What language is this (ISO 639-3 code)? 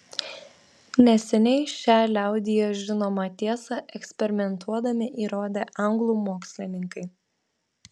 lit